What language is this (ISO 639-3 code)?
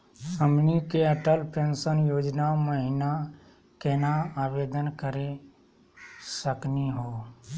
mag